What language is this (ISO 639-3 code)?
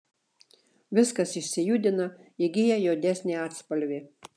lit